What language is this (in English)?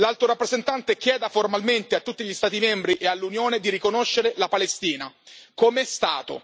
Italian